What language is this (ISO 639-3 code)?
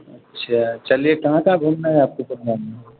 urd